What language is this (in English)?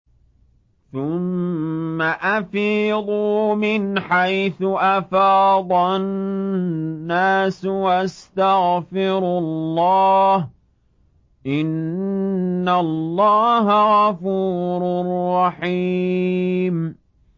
Arabic